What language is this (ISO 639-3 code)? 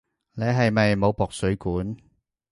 yue